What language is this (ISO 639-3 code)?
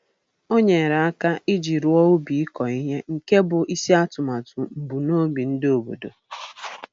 ibo